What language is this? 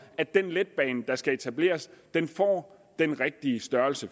Danish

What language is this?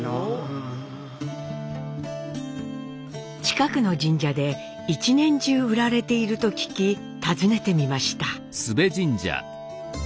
Japanese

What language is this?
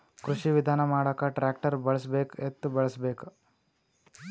Kannada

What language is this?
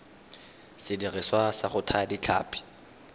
Tswana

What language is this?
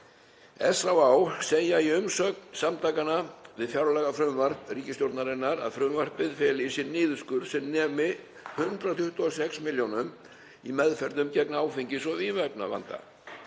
Icelandic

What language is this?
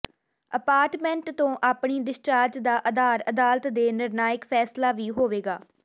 Punjabi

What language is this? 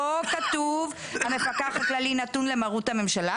Hebrew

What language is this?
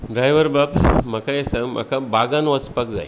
Konkani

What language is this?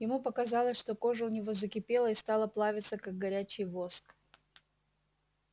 Russian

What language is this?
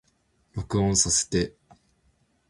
Japanese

